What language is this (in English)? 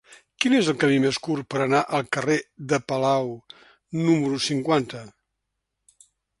Catalan